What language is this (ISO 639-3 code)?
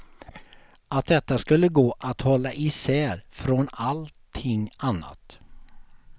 swe